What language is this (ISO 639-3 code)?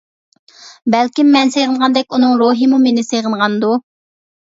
uig